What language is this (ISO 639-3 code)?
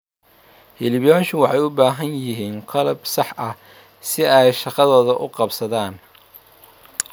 som